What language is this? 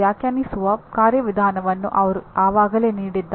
Kannada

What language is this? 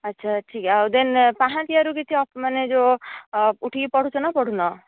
Odia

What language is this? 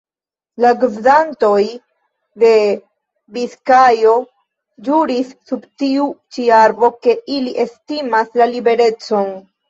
Esperanto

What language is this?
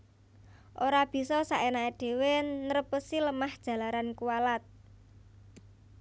Javanese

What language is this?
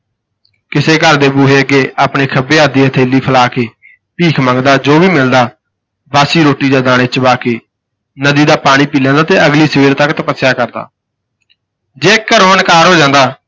Punjabi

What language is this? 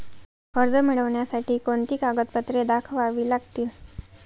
Marathi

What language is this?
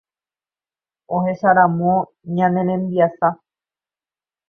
Guarani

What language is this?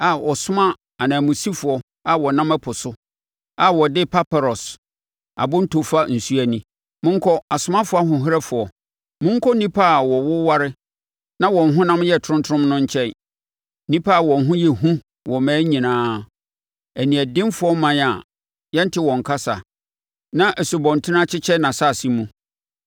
Akan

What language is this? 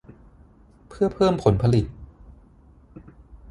Thai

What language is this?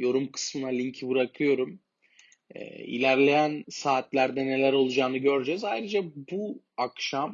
Turkish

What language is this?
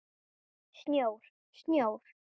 Icelandic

